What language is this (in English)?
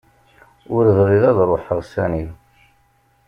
Kabyle